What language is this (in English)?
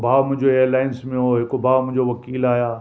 Sindhi